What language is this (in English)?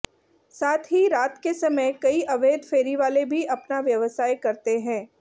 Hindi